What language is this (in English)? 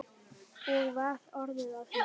Icelandic